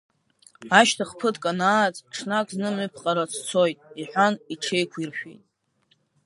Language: Abkhazian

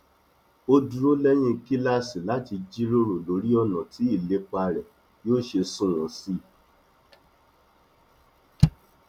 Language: Yoruba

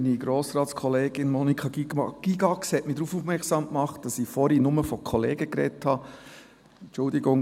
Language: Swiss German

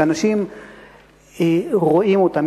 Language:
Hebrew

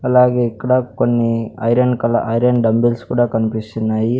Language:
Telugu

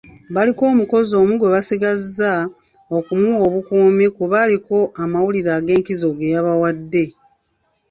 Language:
Ganda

